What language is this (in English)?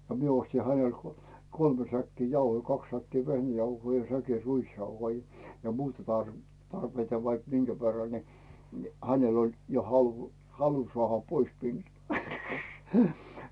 Finnish